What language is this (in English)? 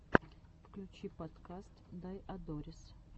Russian